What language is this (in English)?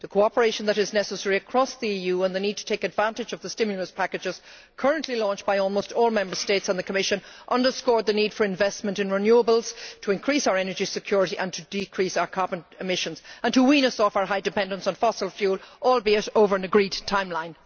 English